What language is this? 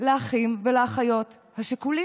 Hebrew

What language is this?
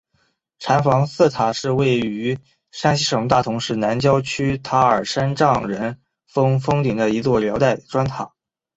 Chinese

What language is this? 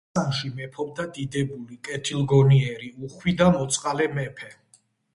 Georgian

